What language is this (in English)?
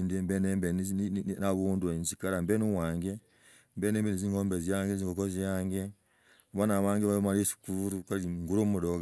Logooli